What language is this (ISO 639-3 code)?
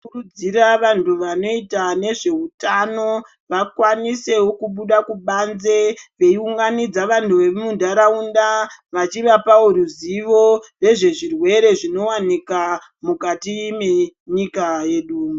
ndc